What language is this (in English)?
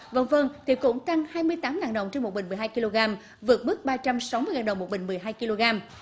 Vietnamese